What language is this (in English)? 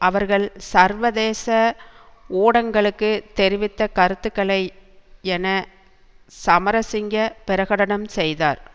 Tamil